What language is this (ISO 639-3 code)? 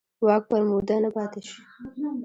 pus